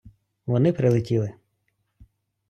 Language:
Ukrainian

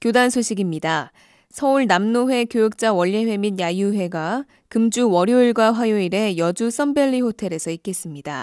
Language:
Korean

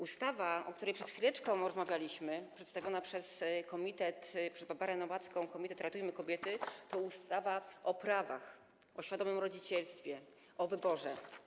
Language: Polish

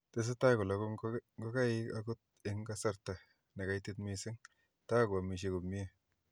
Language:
Kalenjin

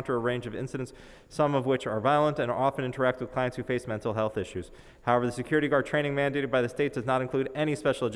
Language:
English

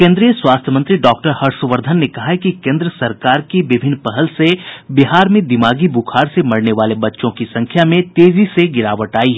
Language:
Hindi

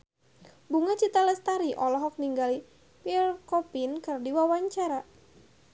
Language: Sundanese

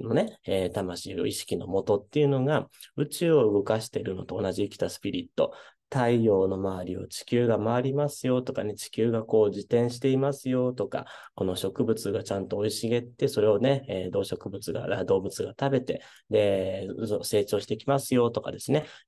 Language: Japanese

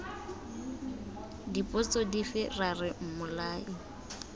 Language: Tswana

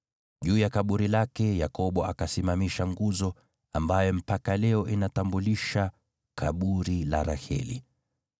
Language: Swahili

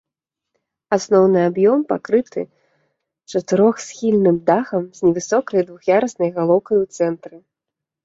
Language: Belarusian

